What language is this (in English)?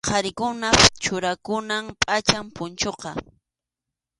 Arequipa-La Unión Quechua